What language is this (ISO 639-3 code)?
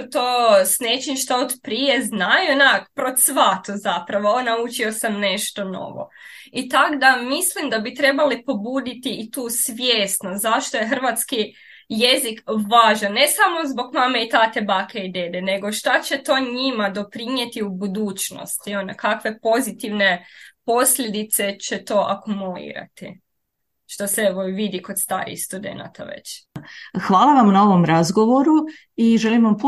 hrv